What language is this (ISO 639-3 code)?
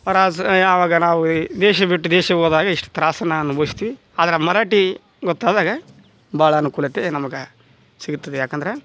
kan